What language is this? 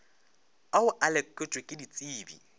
Northern Sotho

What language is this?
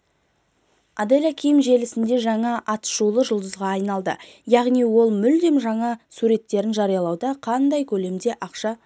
Kazakh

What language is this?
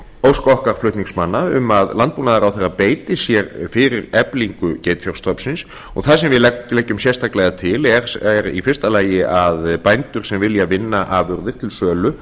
Icelandic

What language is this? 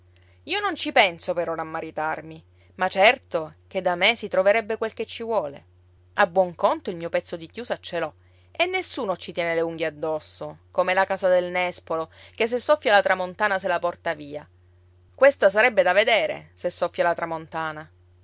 Italian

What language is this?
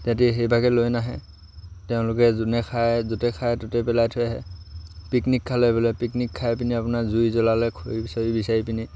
Assamese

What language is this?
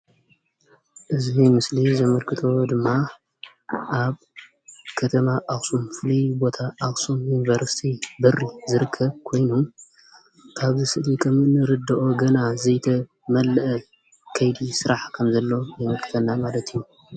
Tigrinya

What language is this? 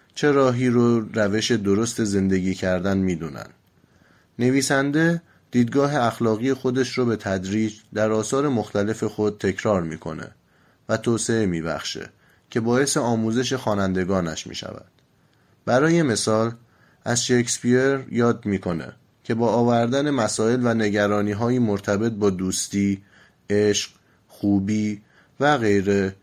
Persian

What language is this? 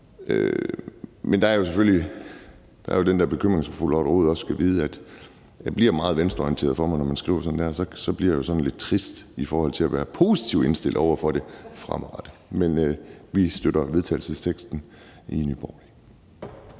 Danish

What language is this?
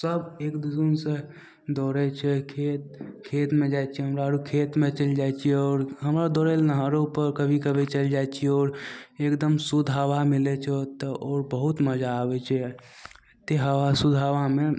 Maithili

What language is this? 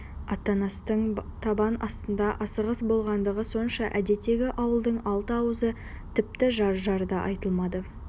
Kazakh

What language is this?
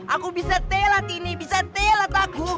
Indonesian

